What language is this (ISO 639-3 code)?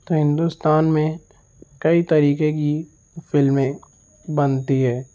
urd